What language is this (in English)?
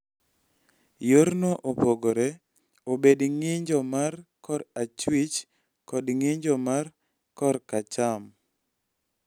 Luo (Kenya and Tanzania)